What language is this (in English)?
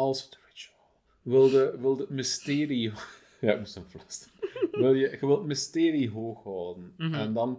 Dutch